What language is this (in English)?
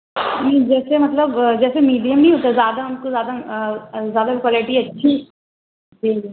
Urdu